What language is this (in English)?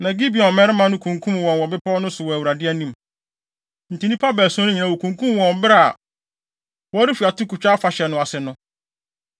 Akan